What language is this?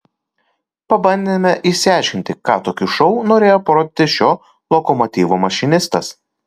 Lithuanian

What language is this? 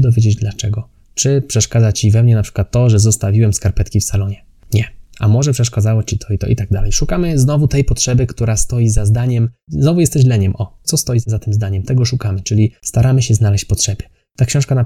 Polish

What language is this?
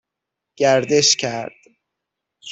Persian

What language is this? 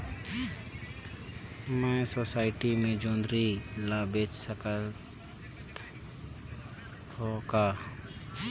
Chhattisgarhi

